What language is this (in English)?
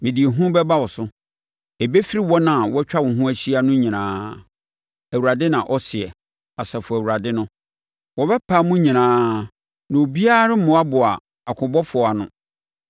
Akan